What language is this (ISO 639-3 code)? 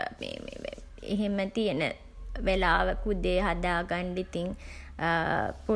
sin